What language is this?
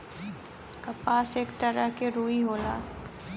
Bhojpuri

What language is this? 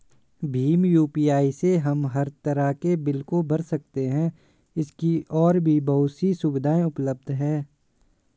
Hindi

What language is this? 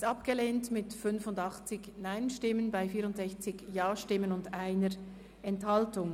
Swiss German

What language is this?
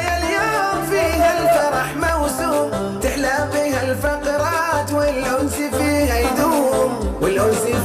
Arabic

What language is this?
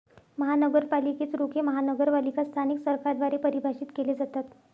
Marathi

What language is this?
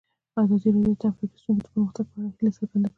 Pashto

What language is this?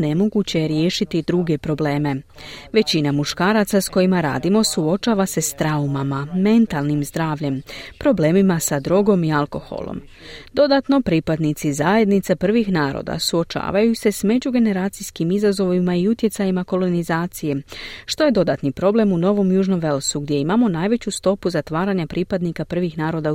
Croatian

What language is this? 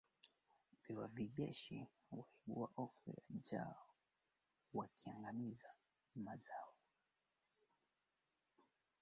Swahili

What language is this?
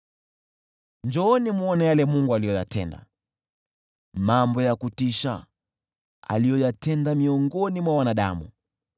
Swahili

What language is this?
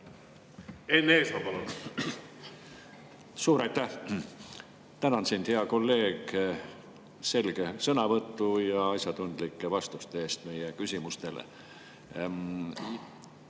Estonian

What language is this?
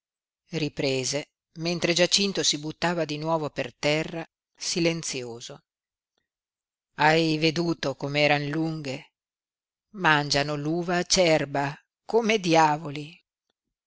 Italian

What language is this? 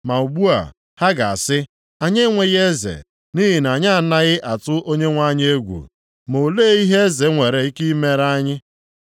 Igbo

